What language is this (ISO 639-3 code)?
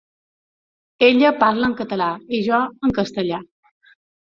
cat